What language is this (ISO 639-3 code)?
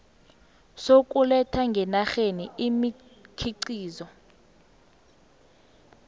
nbl